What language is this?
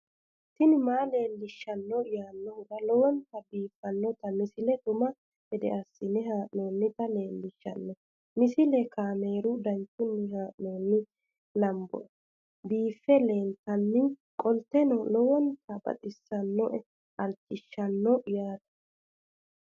Sidamo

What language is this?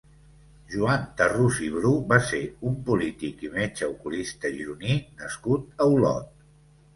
Catalan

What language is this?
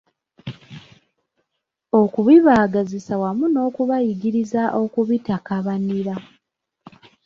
Ganda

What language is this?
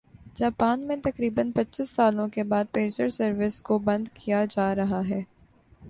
Urdu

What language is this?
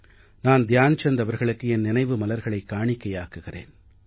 Tamil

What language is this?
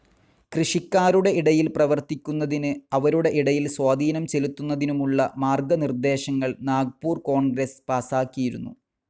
Malayalam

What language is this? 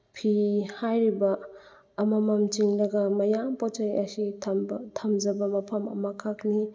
Manipuri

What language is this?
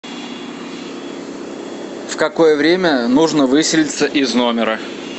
Russian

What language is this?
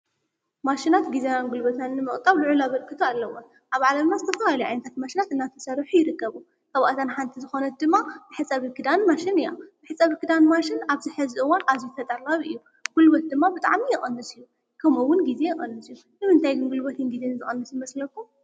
Tigrinya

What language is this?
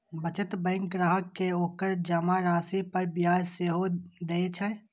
Maithili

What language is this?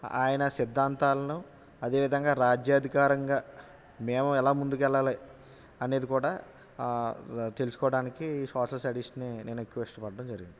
Telugu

